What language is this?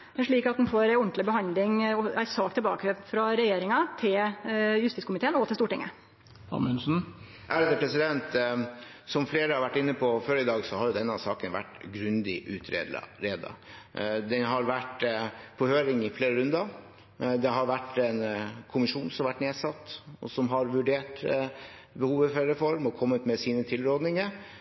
Norwegian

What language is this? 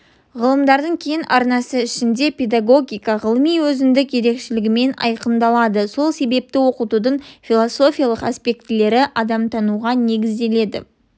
Kazakh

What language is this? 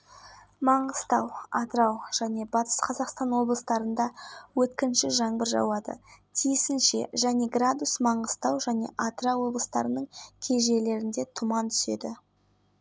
Kazakh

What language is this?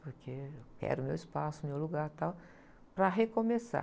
Portuguese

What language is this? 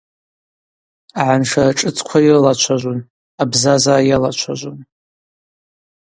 Abaza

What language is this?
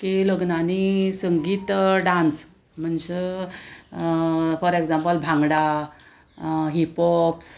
Konkani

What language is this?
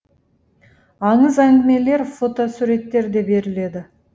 Kazakh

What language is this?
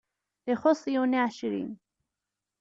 Kabyle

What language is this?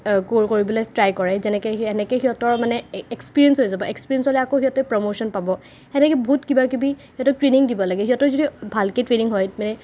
Assamese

